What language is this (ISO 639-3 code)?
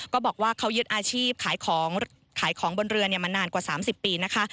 tha